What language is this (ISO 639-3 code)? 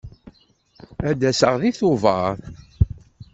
kab